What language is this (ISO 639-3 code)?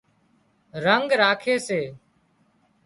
kxp